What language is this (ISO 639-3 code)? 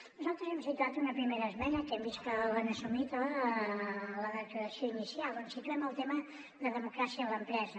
cat